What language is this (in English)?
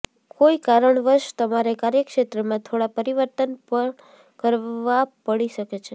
Gujarati